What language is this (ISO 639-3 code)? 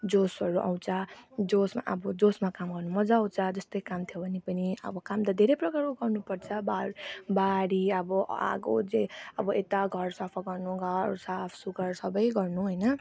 nep